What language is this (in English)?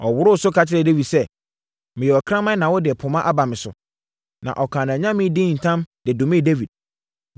Akan